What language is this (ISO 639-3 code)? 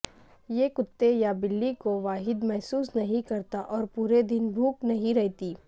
urd